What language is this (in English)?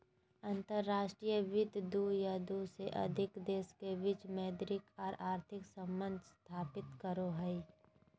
Magahi